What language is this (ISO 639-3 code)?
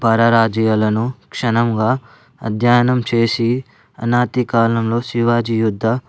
tel